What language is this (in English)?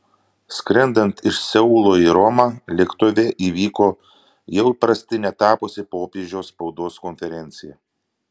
Lithuanian